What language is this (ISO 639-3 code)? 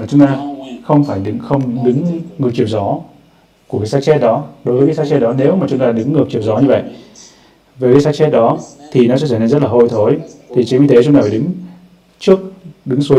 vie